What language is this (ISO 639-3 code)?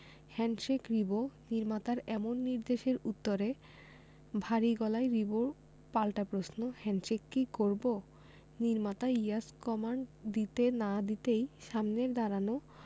ben